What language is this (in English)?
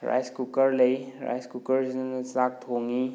Manipuri